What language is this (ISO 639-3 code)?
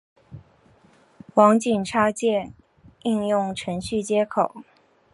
zho